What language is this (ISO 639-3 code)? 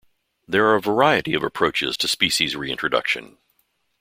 eng